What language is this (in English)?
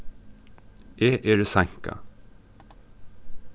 Faroese